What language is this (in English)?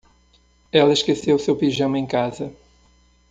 Portuguese